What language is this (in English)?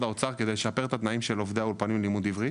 Hebrew